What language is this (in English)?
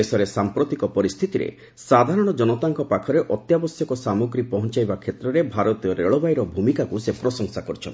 Odia